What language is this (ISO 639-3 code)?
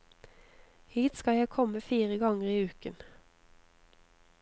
nor